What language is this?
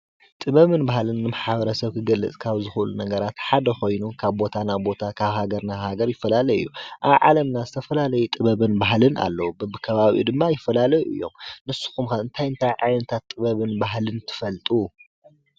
Tigrinya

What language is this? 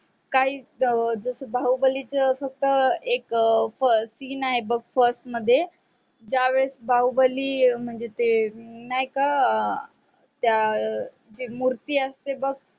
Marathi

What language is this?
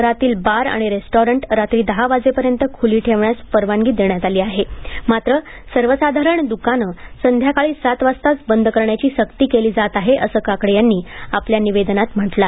Marathi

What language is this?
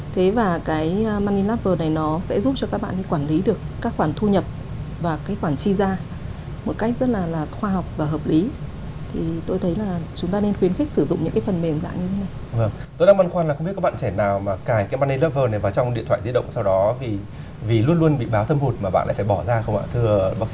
Vietnamese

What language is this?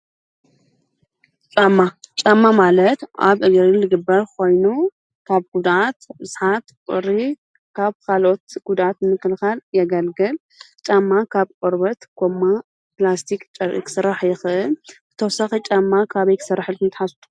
Tigrinya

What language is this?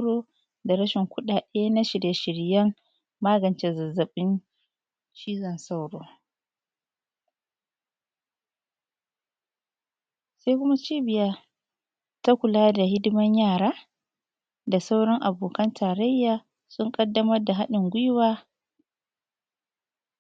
Hausa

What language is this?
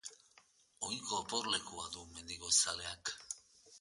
Basque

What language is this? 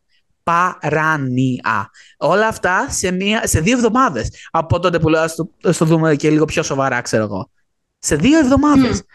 Greek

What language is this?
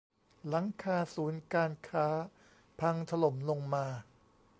Thai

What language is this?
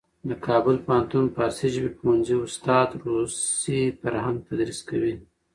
Pashto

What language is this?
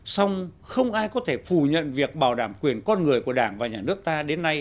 Vietnamese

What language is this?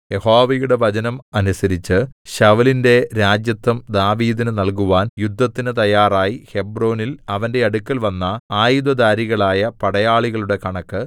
Malayalam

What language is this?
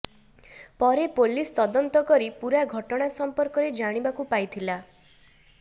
Odia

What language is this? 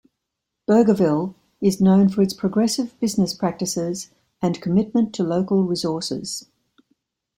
English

